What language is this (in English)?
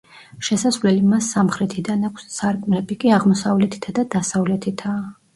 Georgian